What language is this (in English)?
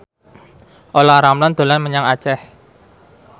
Javanese